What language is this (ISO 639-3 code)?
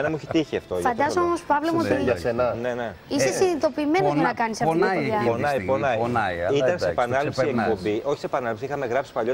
ell